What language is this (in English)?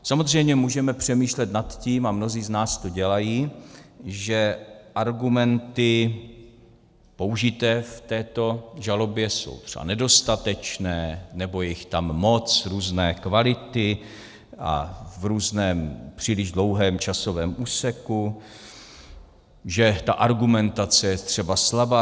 Czech